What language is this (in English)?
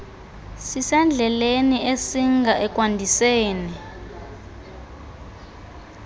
Xhosa